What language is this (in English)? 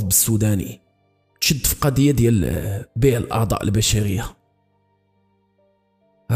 Arabic